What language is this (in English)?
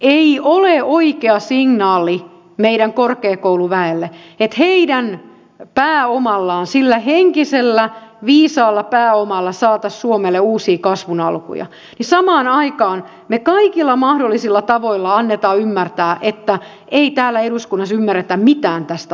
Finnish